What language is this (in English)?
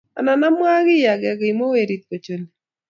Kalenjin